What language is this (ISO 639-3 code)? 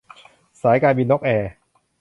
tha